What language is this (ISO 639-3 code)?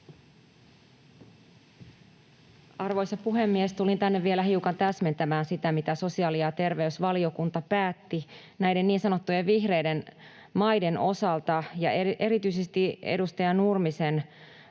fin